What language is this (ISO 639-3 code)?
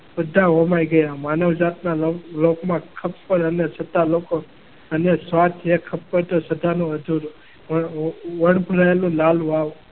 guj